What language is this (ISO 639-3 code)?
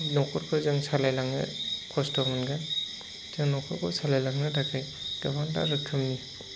brx